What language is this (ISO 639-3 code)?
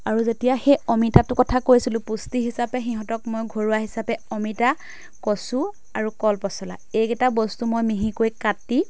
asm